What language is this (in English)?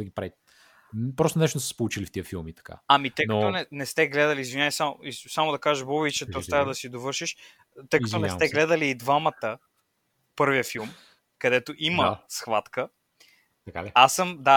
Bulgarian